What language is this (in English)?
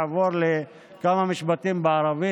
Hebrew